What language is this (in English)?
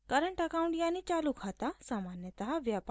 Hindi